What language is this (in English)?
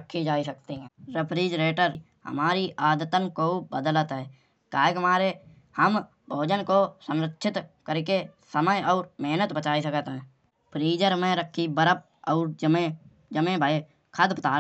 Kanauji